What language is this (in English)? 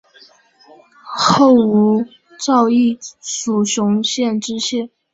Chinese